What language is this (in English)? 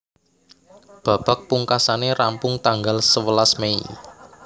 Javanese